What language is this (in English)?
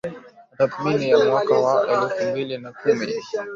Swahili